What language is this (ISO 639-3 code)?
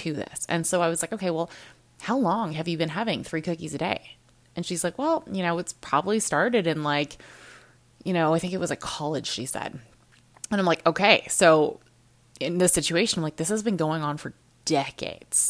eng